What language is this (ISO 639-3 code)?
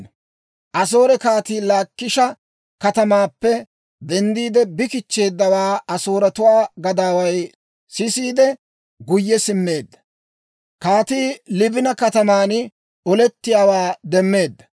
dwr